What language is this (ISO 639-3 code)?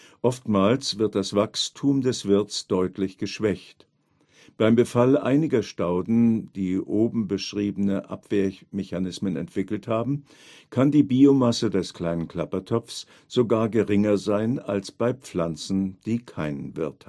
deu